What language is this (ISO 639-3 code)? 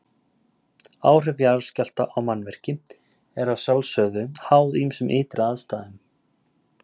isl